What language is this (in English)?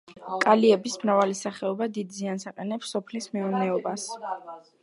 Georgian